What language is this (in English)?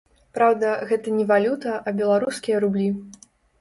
Belarusian